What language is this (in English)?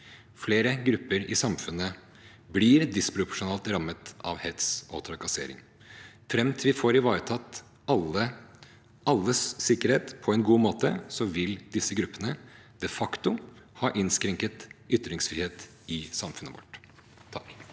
Norwegian